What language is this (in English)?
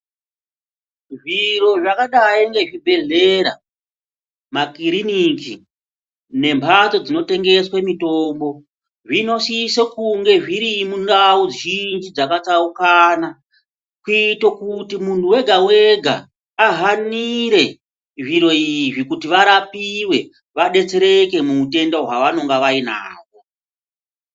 Ndau